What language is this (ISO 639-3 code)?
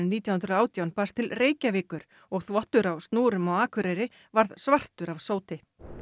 isl